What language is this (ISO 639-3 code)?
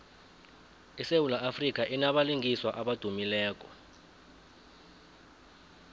nbl